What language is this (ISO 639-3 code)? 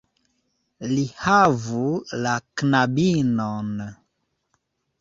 epo